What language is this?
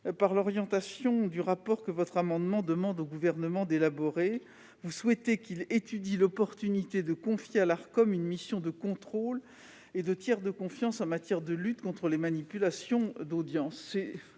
French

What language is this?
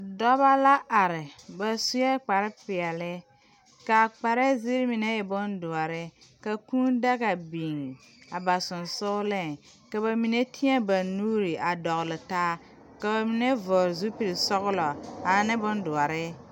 Southern Dagaare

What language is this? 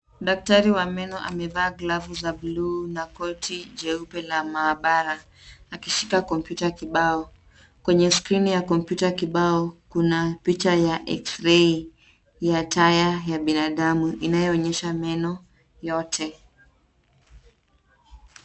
Swahili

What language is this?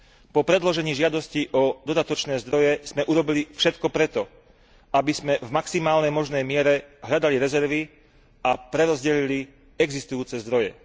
Slovak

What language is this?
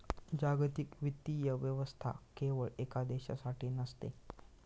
Marathi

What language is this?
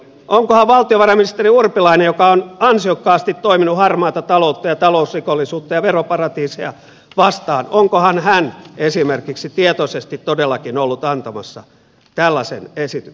Finnish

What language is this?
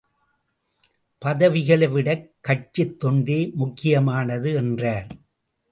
Tamil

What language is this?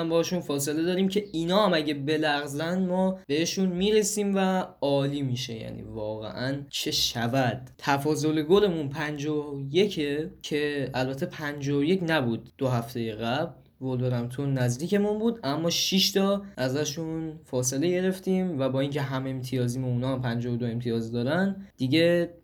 Persian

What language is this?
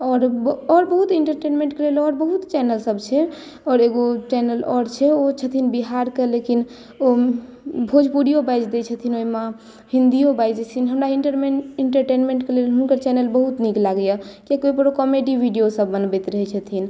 Maithili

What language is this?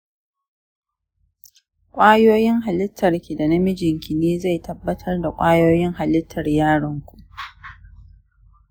Hausa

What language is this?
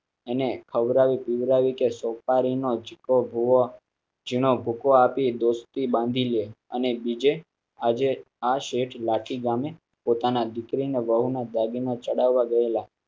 Gujarati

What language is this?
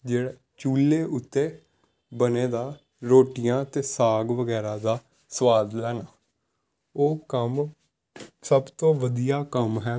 Punjabi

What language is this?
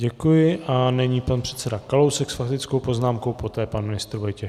Czech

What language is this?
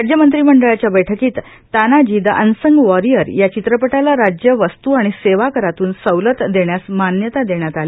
Marathi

